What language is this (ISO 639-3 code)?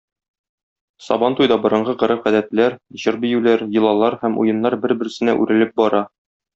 tat